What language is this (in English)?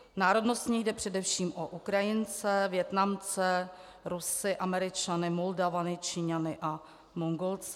Czech